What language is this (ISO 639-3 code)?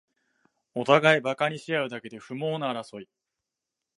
jpn